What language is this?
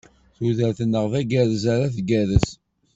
Kabyle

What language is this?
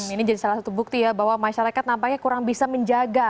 Indonesian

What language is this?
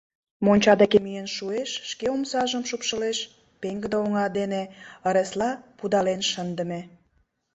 Mari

